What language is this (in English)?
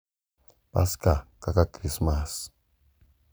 Luo (Kenya and Tanzania)